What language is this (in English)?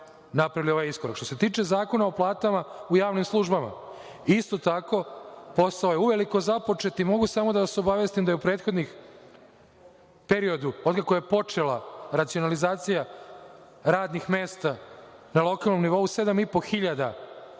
Serbian